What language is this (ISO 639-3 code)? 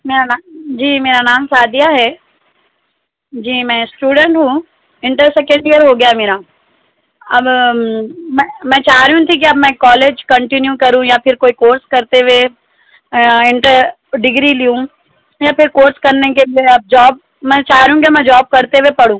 urd